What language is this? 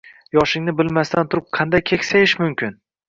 Uzbek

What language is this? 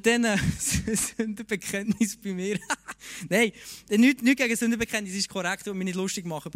German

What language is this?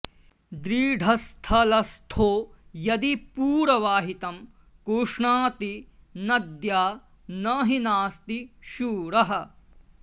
Sanskrit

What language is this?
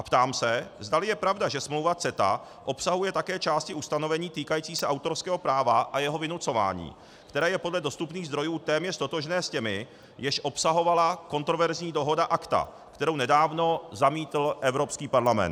Czech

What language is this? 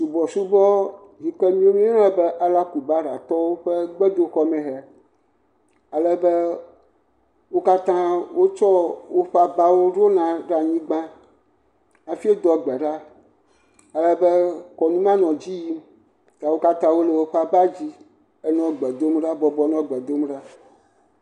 Ewe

